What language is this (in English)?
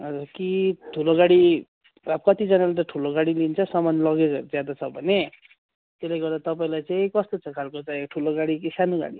Nepali